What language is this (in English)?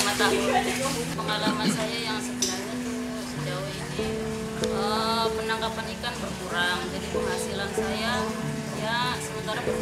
Indonesian